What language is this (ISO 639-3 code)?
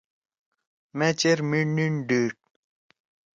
trw